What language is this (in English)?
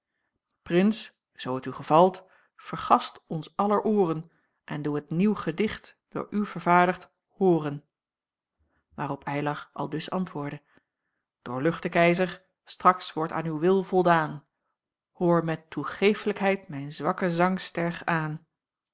Dutch